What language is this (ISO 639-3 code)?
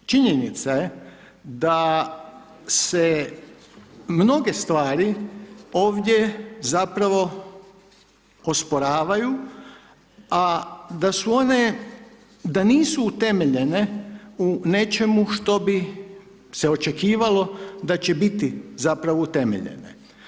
hrv